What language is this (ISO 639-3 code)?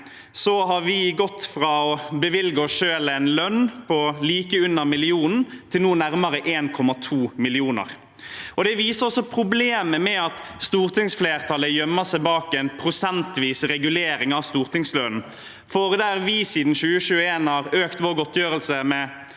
nor